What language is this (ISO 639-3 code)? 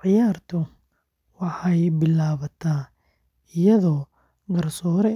som